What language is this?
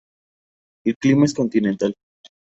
Spanish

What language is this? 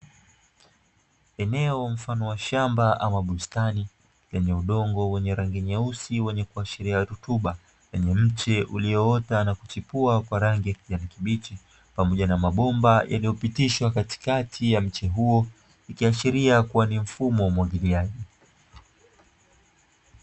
Swahili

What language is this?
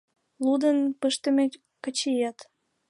Mari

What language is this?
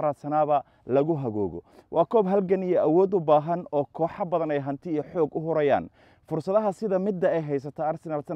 Arabic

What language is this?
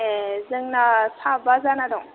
Bodo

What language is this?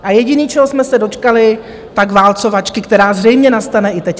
Czech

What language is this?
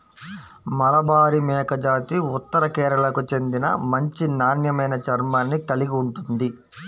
Telugu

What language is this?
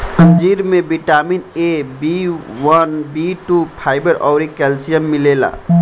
Bhojpuri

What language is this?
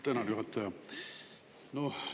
Estonian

